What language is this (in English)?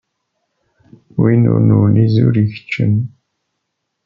Kabyle